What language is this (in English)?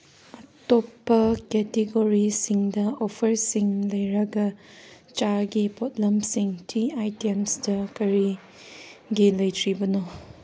Manipuri